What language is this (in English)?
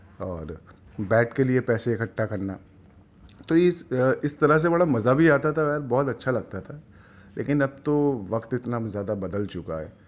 Urdu